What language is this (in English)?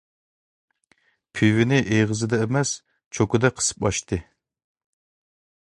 Uyghur